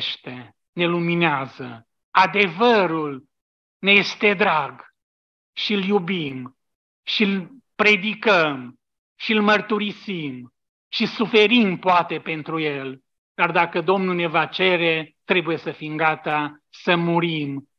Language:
Romanian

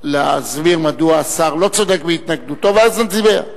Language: Hebrew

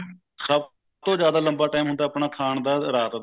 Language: Punjabi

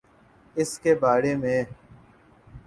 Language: Urdu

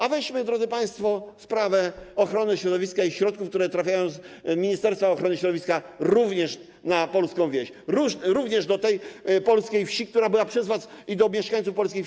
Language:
Polish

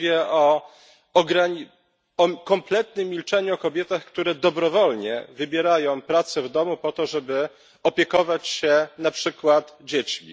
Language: Polish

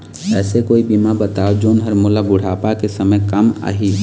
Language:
Chhattisgarhi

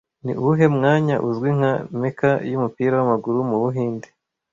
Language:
Kinyarwanda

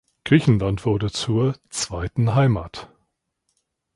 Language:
German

